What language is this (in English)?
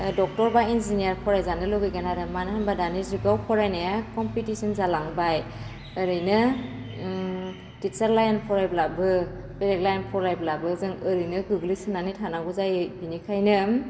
Bodo